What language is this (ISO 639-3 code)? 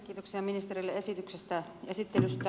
fin